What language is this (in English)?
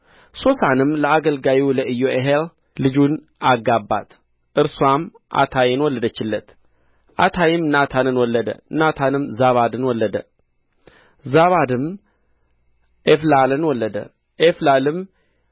Amharic